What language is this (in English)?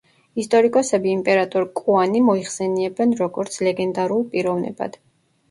Georgian